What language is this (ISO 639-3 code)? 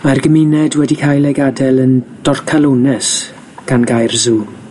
cym